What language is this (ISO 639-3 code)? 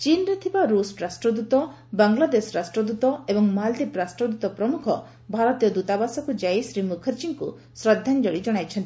ori